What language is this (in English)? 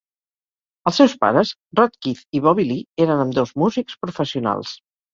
Catalan